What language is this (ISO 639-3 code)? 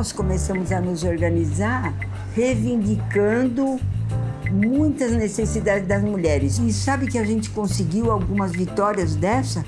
por